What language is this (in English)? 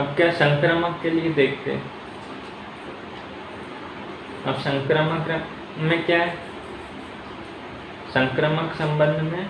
Hindi